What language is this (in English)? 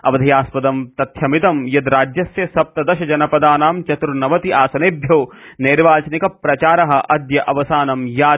Sanskrit